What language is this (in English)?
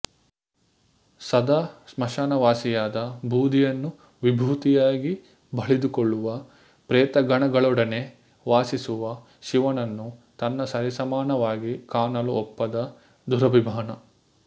Kannada